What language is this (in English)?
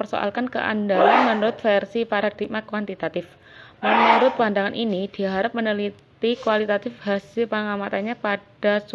Indonesian